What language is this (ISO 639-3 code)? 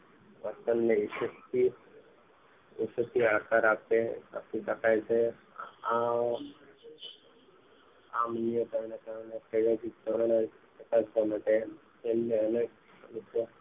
guj